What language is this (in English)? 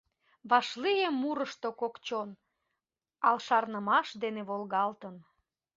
Mari